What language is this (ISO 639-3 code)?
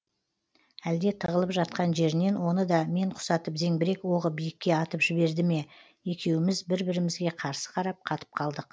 kaz